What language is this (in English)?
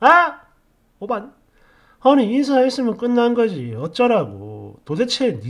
Korean